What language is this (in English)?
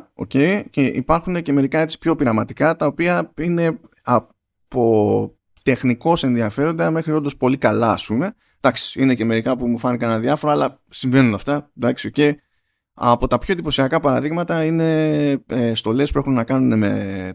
Greek